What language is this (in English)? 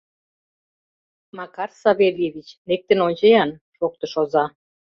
Mari